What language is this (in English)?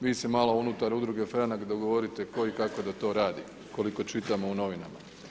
Croatian